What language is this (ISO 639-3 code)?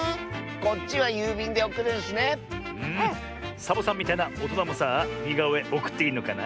jpn